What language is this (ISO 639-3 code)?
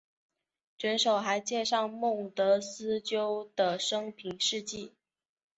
zho